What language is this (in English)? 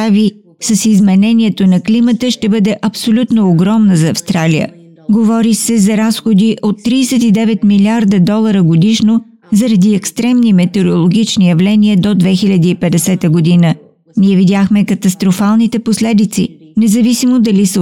Bulgarian